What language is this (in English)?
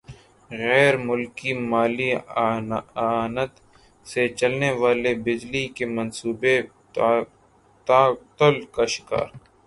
Urdu